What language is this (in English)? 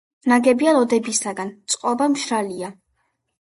Georgian